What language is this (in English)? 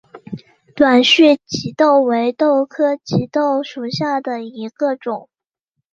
Chinese